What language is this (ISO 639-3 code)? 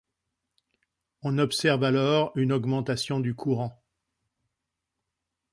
fra